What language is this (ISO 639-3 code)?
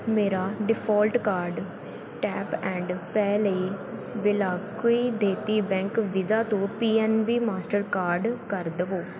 pan